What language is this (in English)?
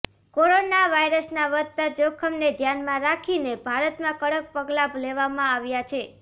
Gujarati